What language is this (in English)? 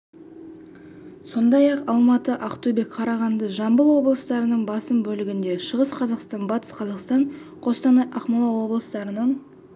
Kazakh